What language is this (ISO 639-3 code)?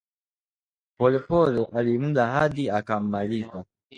swa